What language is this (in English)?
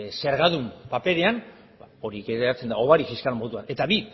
Basque